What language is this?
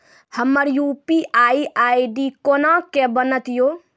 Maithili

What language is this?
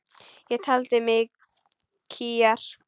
Icelandic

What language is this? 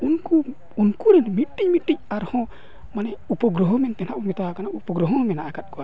Santali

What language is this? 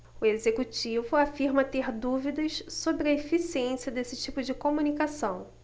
Portuguese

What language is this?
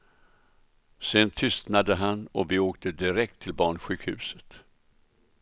Swedish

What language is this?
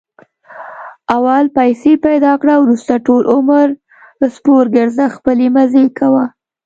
Pashto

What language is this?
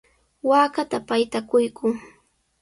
Sihuas Ancash Quechua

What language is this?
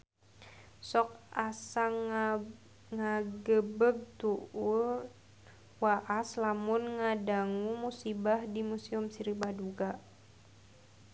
Sundanese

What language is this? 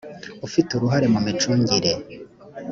Kinyarwanda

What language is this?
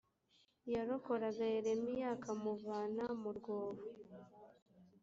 Kinyarwanda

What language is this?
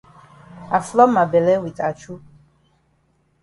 Cameroon Pidgin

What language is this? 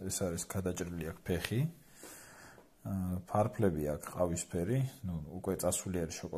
Romanian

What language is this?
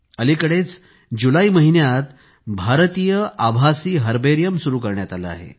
Marathi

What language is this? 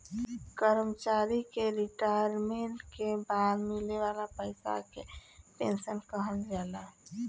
Bhojpuri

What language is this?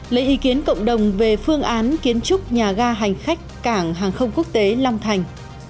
Vietnamese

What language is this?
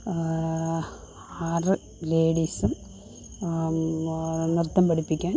Malayalam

